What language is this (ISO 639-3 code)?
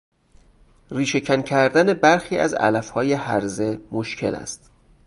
fas